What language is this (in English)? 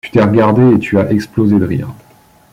French